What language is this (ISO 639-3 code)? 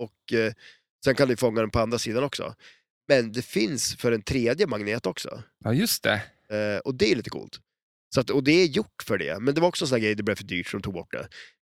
swe